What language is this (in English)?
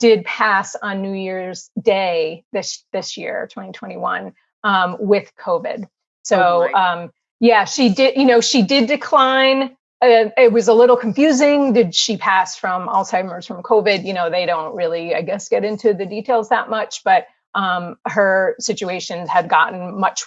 English